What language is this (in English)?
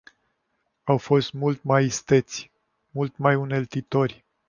Romanian